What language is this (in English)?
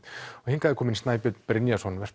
Icelandic